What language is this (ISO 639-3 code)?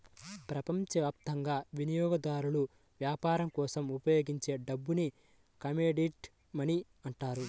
tel